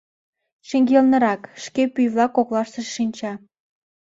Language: Mari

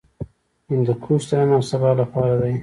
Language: Pashto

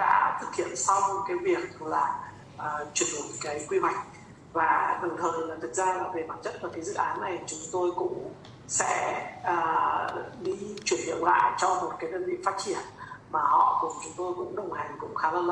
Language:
Vietnamese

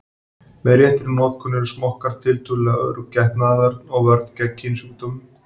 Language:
Icelandic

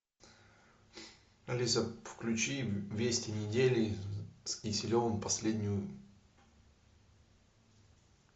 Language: Russian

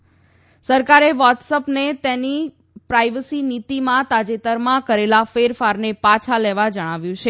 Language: Gujarati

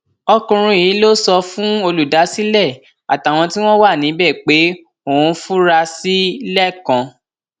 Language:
Yoruba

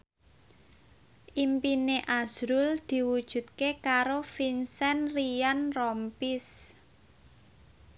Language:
Javanese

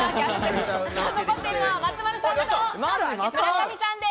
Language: Japanese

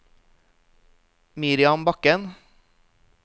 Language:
Norwegian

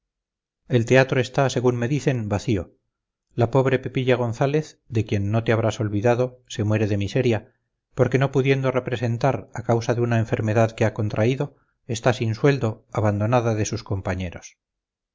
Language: Spanish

